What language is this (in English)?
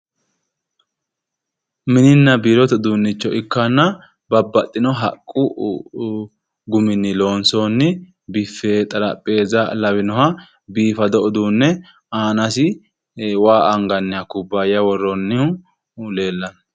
Sidamo